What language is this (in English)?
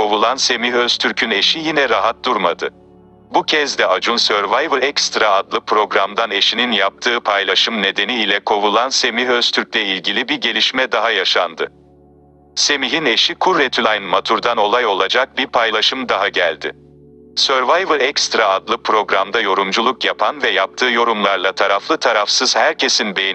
Turkish